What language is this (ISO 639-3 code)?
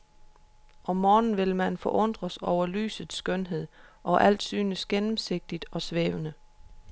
dan